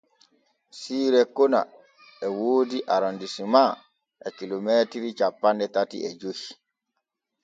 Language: Borgu Fulfulde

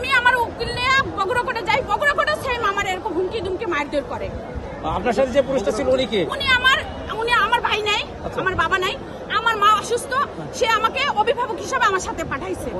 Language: Arabic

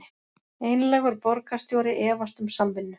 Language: Icelandic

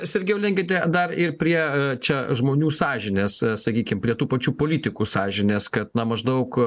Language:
Lithuanian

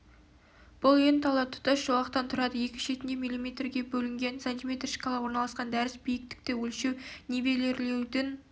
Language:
Kazakh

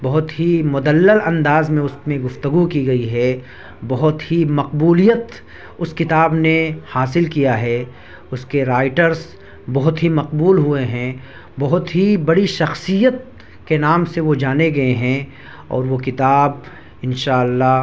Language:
Urdu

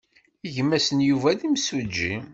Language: Kabyle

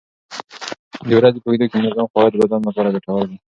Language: Pashto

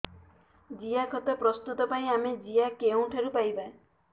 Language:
Odia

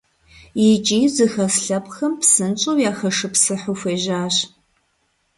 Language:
Kabardian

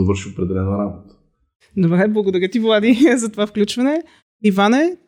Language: Bulgarian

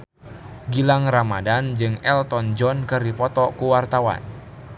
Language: Sundanese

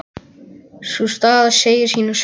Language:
Icelandic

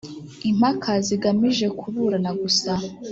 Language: Kinyarwanda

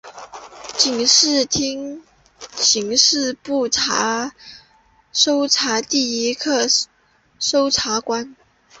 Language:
Chinese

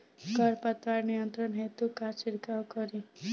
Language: Bhojpuri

